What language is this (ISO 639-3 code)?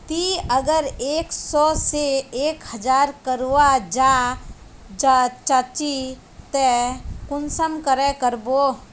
mag